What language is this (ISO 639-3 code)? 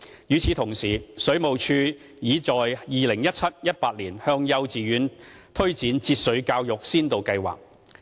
yue